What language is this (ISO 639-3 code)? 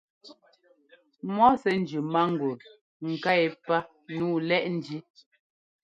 jgo